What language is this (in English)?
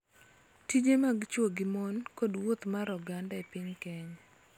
Luo (Kenya and Tanzania)